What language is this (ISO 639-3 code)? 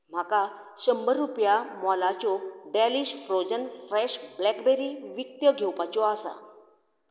kok